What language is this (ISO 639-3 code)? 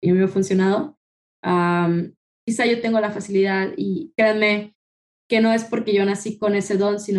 spa